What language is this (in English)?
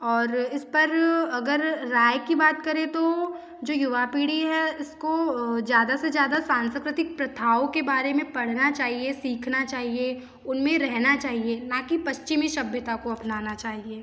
Hindi